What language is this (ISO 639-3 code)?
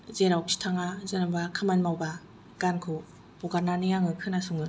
brx